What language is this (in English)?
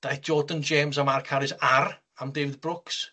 Welsh